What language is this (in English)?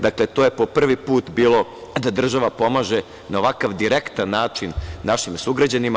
Serbian